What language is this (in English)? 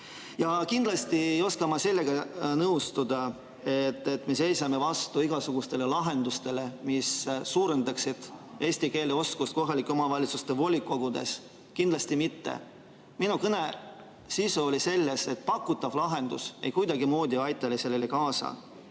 Estonian